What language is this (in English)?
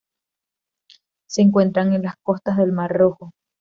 Spanish